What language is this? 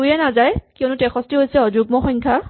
Assamese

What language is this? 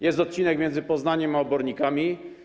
Polish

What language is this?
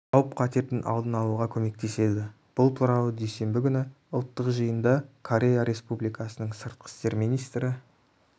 Kazakh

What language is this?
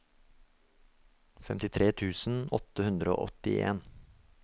Norwegian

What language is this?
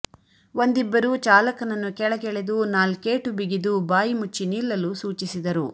Kannada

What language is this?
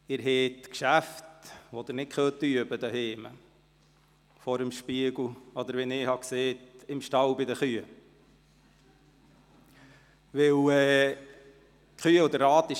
Swiss German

